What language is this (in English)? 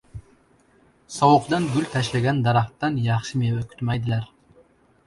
Uzbek